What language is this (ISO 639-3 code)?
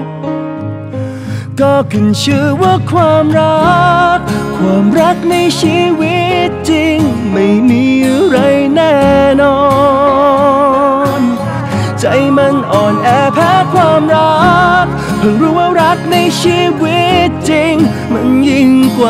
tha